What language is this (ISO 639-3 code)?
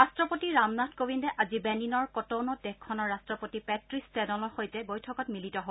asm